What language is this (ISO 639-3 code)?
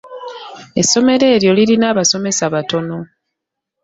lug